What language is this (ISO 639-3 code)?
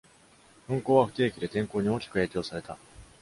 jpn